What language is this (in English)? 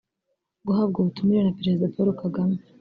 Kinyarwanda